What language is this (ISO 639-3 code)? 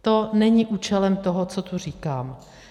ces